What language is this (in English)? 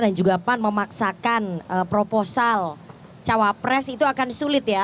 Indonesian